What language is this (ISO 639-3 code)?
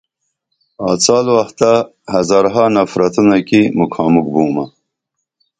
dml